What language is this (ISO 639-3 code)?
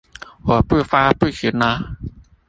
zho